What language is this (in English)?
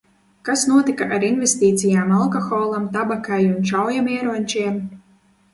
Latvian